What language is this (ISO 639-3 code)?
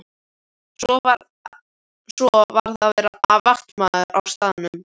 isl